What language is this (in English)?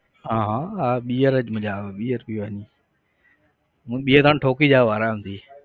Gujarati